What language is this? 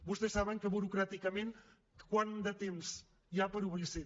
Catalan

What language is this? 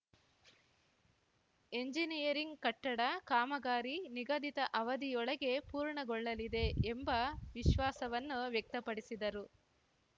Kannada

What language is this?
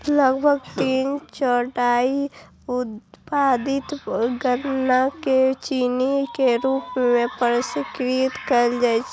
Maithili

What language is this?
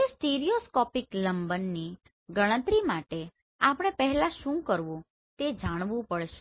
Gujarati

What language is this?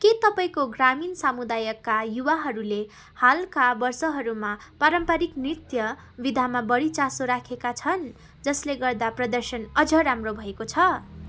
Nepali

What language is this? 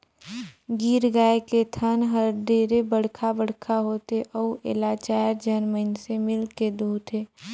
Chhattisgarhi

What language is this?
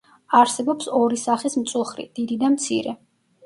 Georgian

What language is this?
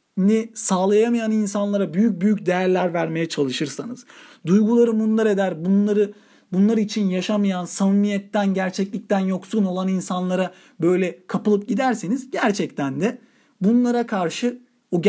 Turkish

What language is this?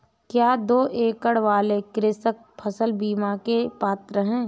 Hindi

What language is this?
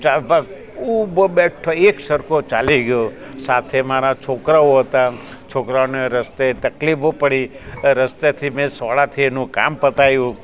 Gujarati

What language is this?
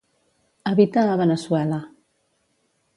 Catalan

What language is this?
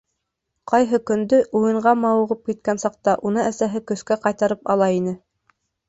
Bashkir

